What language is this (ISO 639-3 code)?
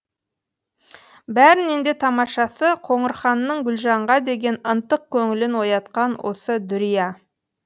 kaz